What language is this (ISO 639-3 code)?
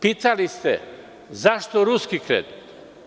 srp